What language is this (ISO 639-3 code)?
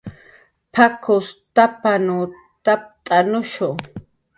jqr